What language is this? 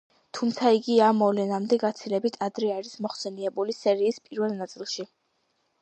Georgian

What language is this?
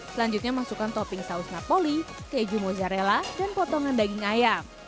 Indonesian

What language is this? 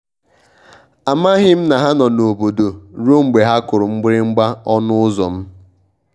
Igbo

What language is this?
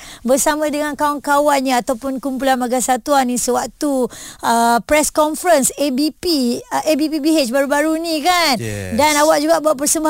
Malay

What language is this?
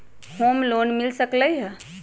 Magahi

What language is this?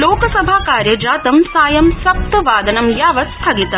Sanskrit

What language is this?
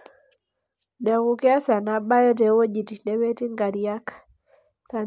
Masai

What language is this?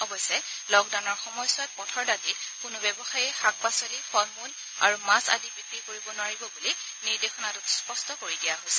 Assamese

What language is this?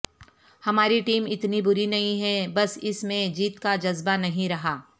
Urdu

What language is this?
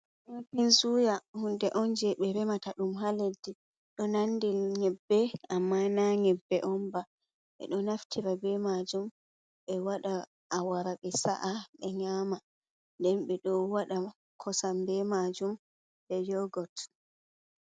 Fula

